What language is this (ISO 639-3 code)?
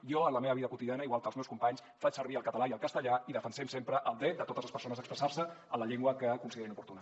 cat